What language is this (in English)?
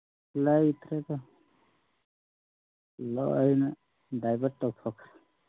Manipuri